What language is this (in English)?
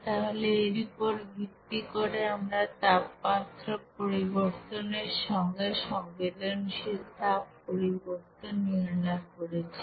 Bangla